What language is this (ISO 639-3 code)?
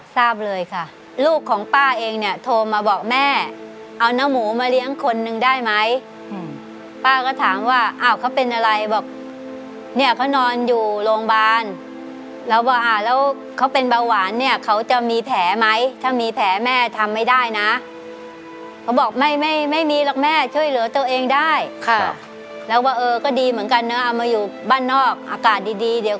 tha